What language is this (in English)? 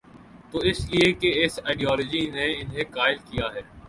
Urdu